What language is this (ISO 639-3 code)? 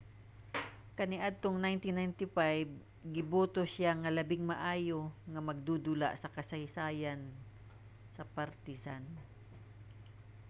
ceb